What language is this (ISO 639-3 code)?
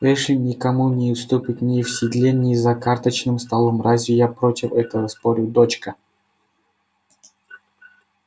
rus